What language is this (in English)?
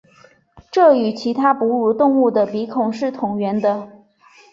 Chinese